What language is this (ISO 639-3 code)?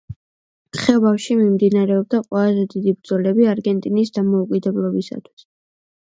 kat